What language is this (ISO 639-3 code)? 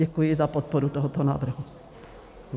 ces